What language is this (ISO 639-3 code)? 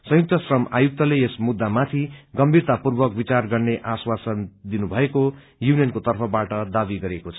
nep